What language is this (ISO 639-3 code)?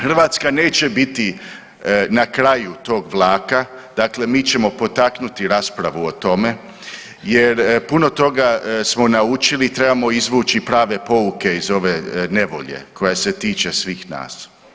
hrv